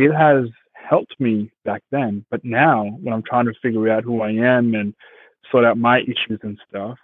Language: English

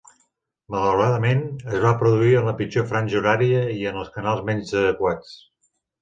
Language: Catalan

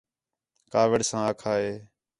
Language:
Khetrani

